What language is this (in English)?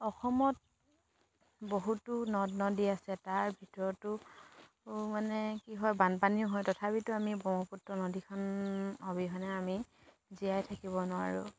Assamese